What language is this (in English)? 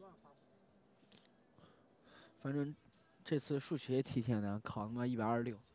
Chinese